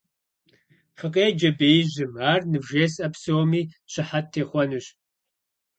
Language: Kabardian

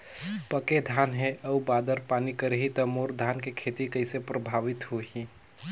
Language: Chhattisgarhi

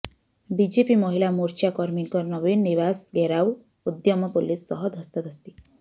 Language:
Odia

